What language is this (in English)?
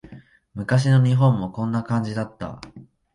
Japanese